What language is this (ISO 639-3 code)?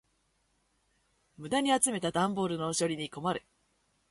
jpn